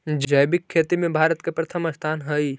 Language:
Magahi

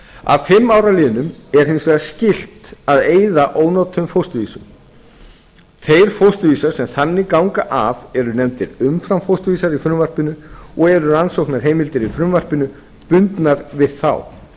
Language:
Icelandic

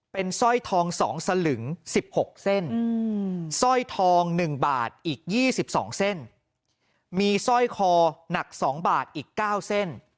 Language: Thai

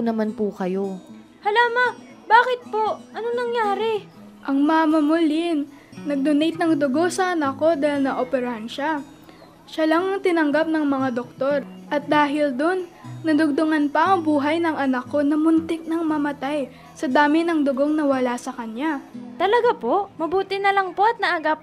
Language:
Filipino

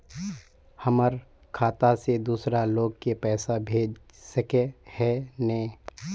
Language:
Magahi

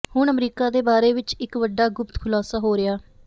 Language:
Punjabi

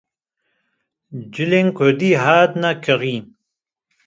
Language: Kurdish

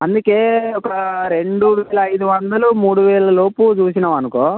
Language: Telugu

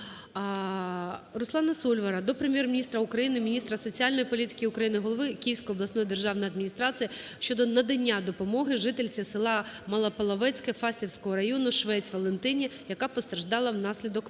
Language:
Ukrainian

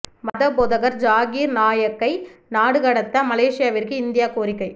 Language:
Tamil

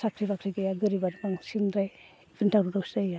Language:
Bodo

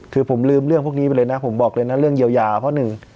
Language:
Thai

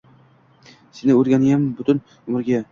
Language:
Uzbek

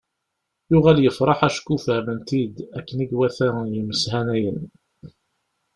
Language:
Kabyle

